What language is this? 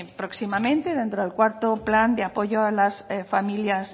Spanish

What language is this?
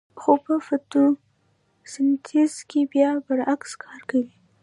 Pashto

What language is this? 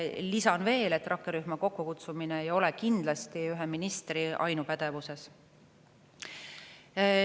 Estonian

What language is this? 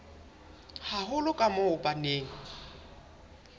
Southern Sotho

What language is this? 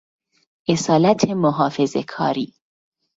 Persian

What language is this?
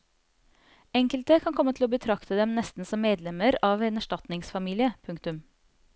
Norwegian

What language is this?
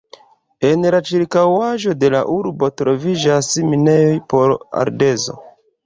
Esperanto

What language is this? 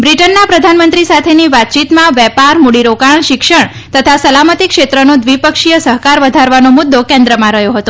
Gujarati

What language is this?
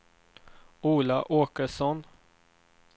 Swedish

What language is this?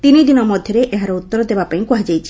Odia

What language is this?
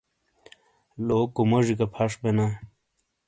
Shina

